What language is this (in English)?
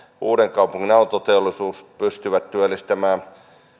Finnish